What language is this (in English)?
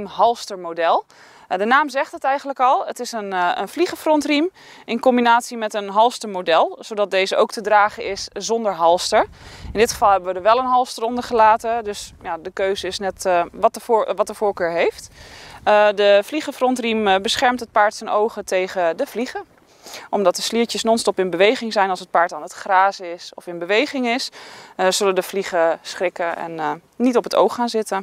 Dutch